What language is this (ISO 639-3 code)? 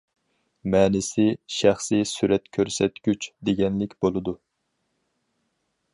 uig